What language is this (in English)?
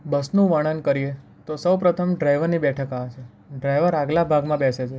Gujarati